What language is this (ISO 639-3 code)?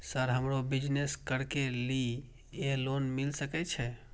mai